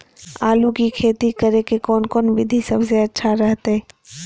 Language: Magahi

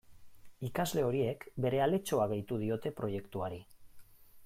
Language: Basque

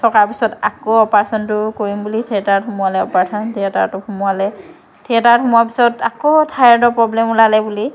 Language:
Assamese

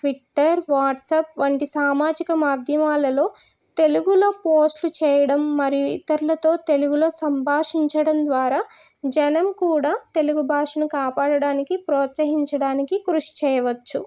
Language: Telugu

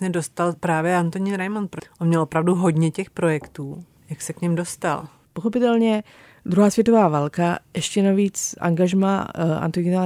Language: Czech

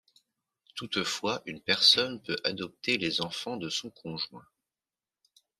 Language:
French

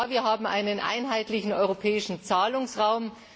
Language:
German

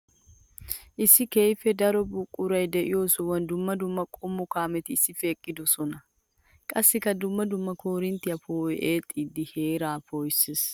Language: Wolaytta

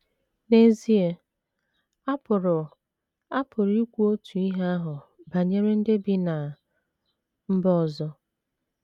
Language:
Igbo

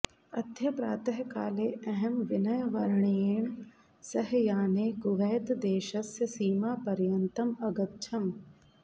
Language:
Sanskrit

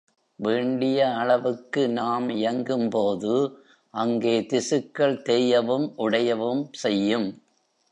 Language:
Tamil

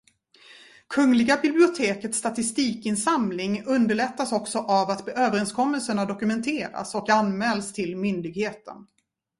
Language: Swedish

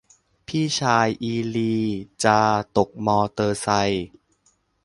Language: Thai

